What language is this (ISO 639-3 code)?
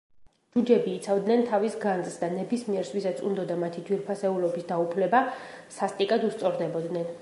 kat